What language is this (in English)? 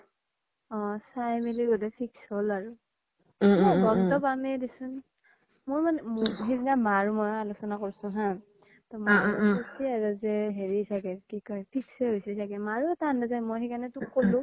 Assamese